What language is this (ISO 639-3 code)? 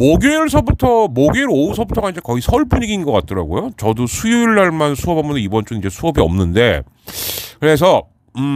kor